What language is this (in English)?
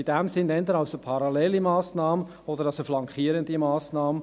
Swiss German